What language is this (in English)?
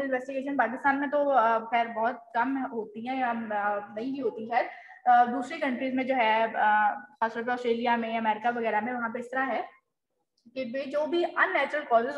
Hindi